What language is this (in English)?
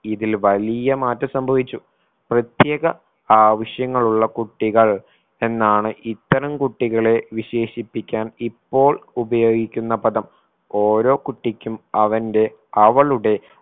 Malayalam